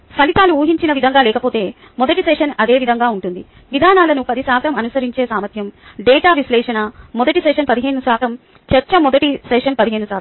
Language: Telugu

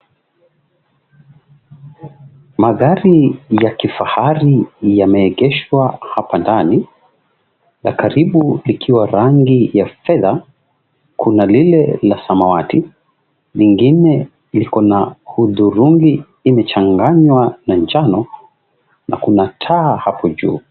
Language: Swahili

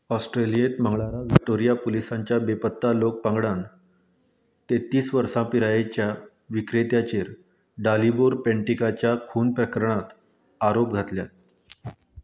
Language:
Konkani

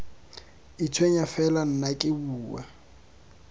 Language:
Tswana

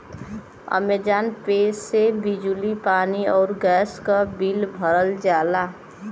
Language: Bhojpuri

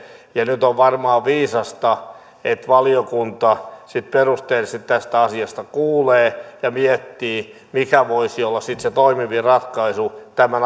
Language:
Finnish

